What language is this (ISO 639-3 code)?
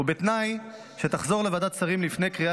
heb